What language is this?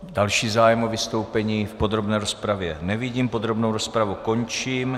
Czech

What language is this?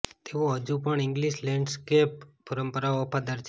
Gujarati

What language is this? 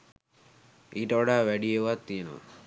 Sinhala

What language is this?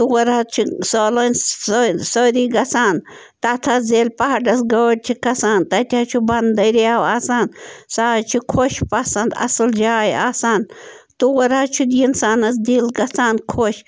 Kashmiri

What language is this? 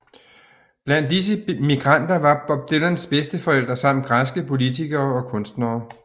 Danish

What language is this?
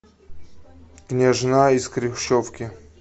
Russian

